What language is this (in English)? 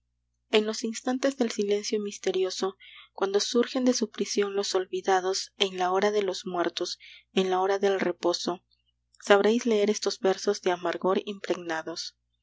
Spanish